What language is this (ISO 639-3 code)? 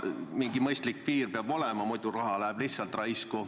est